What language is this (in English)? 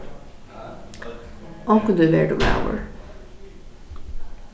Faroese